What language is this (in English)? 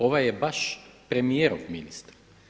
Croatian